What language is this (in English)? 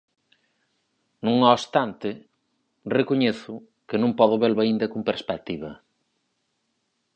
Galician